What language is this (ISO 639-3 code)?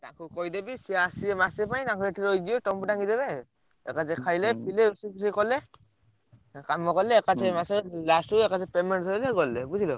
ori